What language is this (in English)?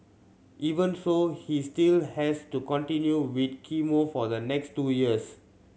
English